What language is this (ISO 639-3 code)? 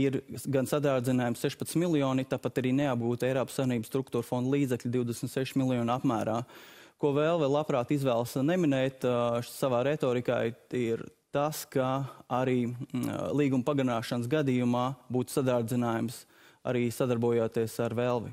lav